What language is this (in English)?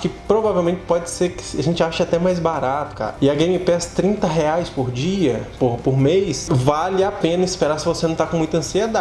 Portuguese